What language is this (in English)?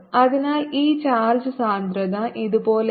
Malayalam